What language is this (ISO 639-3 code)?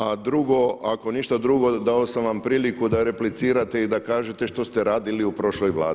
hrv